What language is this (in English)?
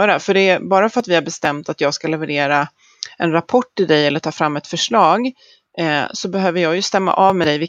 Swedish